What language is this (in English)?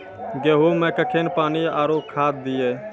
Maithili